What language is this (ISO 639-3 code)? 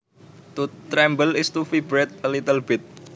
jav